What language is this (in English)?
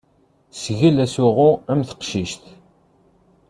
Kabyle